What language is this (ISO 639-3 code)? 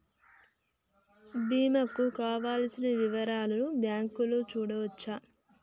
tel